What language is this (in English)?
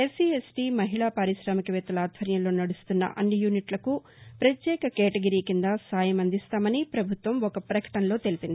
Telugu